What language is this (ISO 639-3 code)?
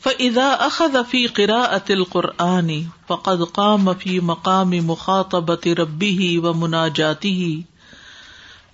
urd